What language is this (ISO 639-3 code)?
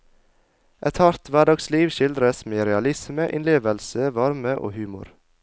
nor